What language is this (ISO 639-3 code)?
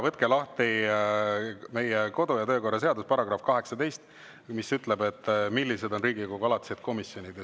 est